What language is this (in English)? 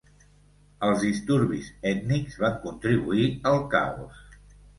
Catalan